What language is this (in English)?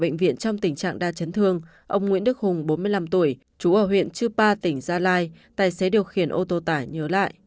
Vietnamese